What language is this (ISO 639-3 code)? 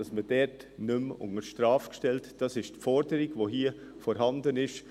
gsw